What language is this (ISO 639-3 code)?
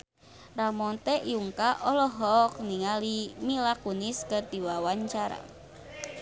sun